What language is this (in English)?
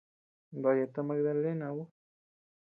Tepeuxila Cuicatec